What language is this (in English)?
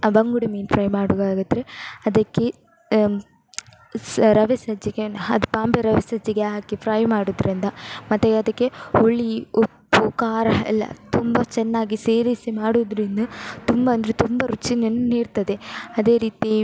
Kannada